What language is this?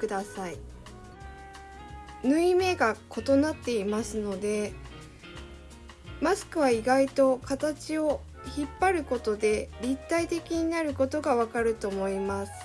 Japanese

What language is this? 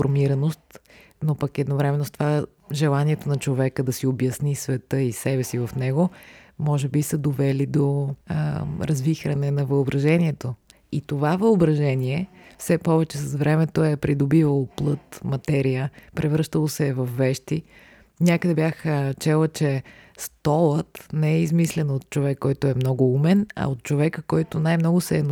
Bulgarian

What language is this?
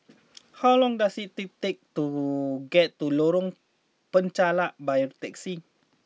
English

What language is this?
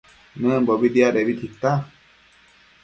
Matsés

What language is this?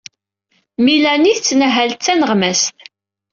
Kabyle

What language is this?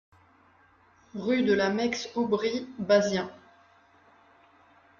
French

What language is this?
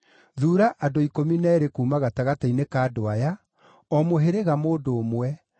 Kikuyu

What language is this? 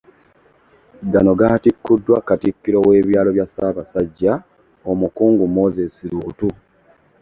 Ganda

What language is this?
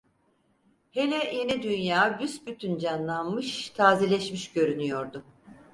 Turkish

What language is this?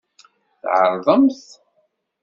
Kabyle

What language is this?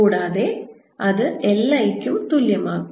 Malayalam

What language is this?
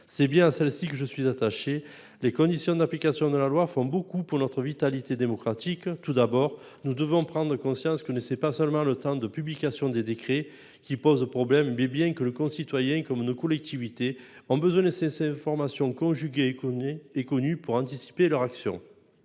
French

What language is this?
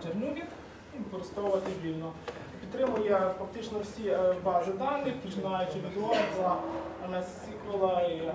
Ukrainian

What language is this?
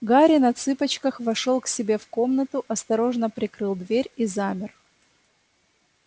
Russian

